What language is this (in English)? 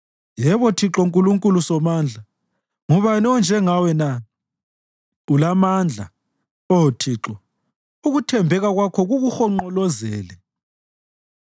North Ndebele